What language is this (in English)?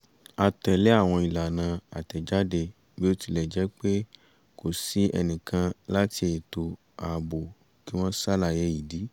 Yoruba